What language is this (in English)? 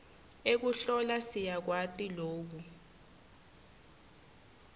Swati